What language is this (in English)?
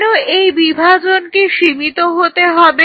Bangla